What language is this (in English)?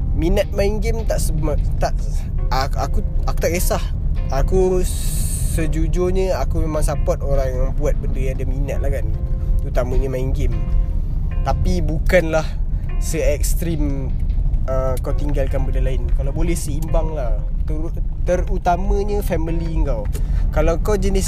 Malay